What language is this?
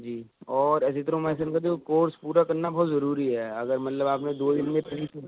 Urdu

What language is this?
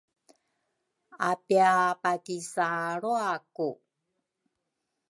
Rukai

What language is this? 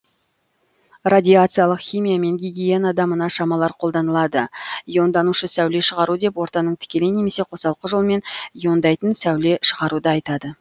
Kazakh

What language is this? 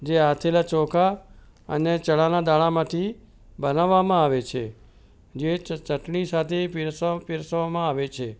Gujarati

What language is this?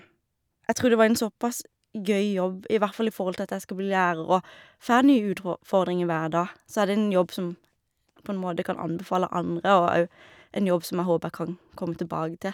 Norwegian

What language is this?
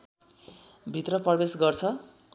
Nepali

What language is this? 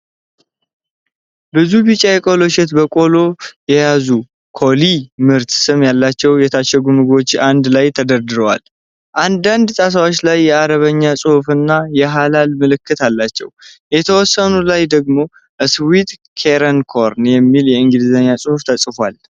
Amharic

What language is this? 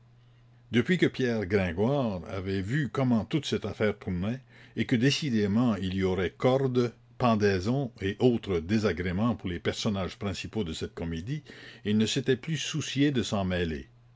French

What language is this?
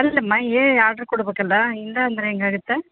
Kannada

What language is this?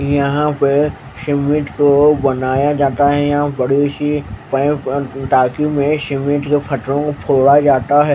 Hindi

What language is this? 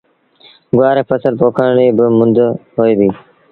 Sindhi Bhil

